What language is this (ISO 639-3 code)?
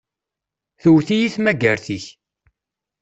kab